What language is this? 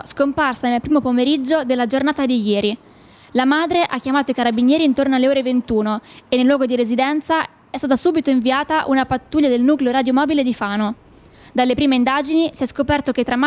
Italian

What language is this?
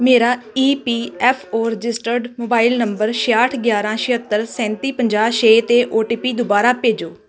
Punjabi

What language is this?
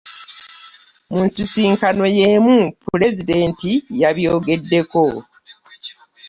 Ganda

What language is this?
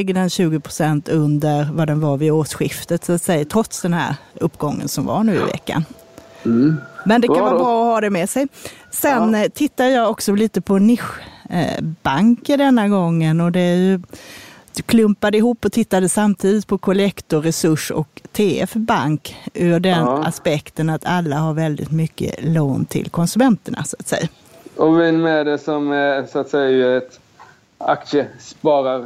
Swedish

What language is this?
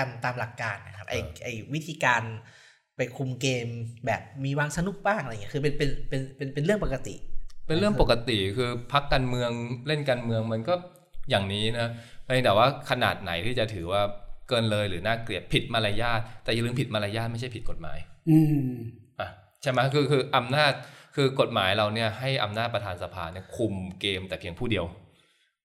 Thai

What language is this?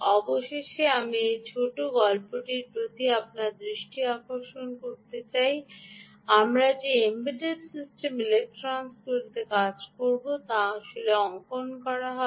Bangla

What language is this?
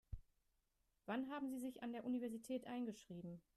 German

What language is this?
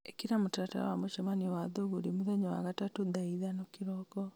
Kikuyu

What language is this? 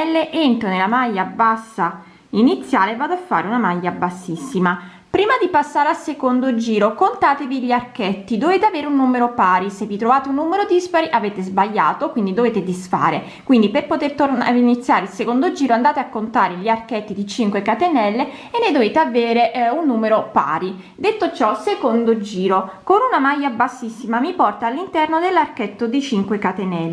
Italian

